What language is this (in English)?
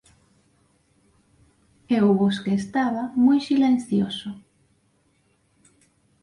Galician